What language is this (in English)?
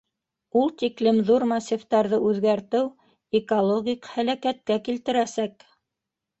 Bashkir